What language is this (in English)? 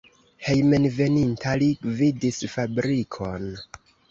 Esperanto